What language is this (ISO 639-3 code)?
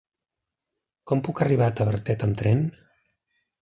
cat